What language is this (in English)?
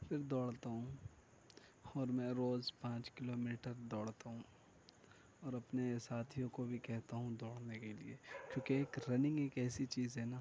Urdu